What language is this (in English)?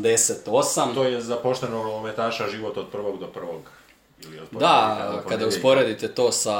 Croatian